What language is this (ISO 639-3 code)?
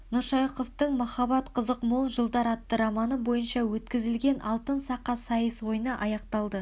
kaz